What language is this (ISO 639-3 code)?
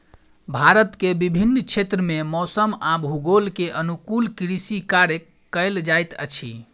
mai